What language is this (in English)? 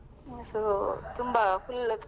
Kannada